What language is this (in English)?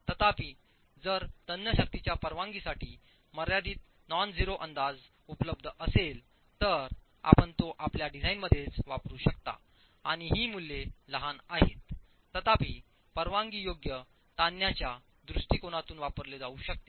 Marathi